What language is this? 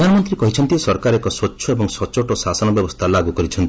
Odia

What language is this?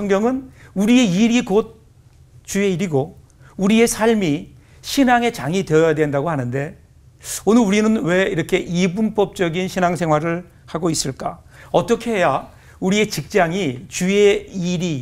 Korean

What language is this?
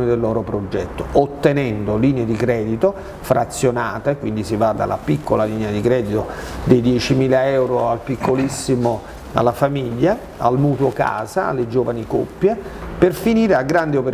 Italian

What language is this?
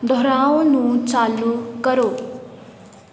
Punjabi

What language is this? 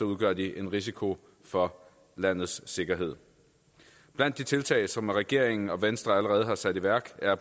Danish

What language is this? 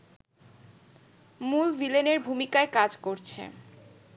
Bangla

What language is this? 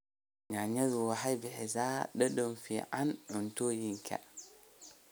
Somali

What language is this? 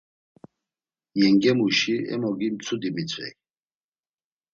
Laz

